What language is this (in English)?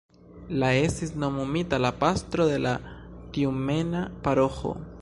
Esperanto